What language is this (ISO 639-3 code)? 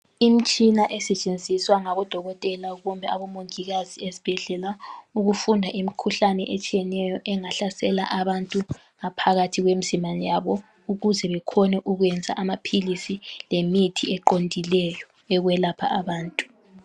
nde